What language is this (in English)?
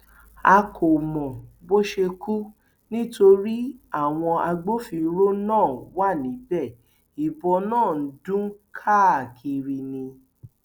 Yoruba